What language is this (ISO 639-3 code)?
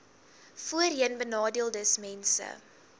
afr